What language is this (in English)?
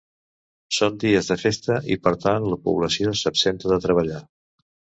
Catalan